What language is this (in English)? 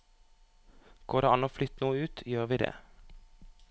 Norwegian